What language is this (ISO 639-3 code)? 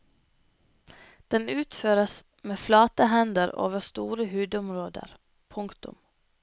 nor